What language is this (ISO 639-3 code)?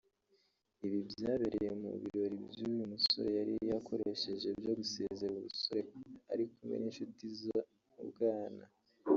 kin